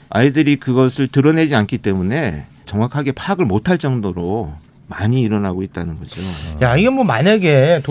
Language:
Korean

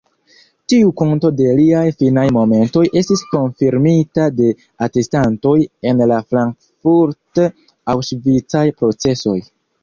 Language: Esperanto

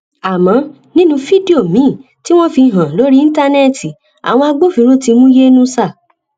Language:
Yoruba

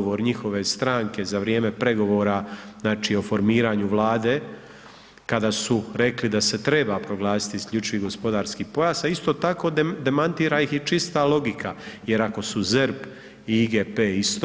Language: Croatian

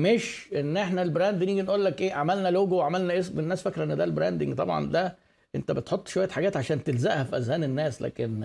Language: Arabic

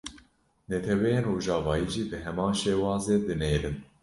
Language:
Kurdish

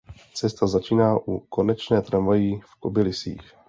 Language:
Czech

